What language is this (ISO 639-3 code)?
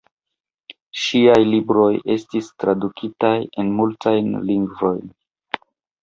epo